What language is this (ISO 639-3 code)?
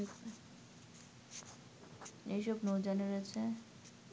ben